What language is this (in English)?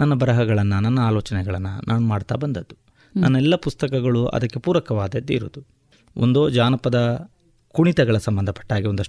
Kannada